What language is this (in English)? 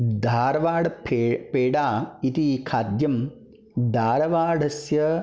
Sanskrit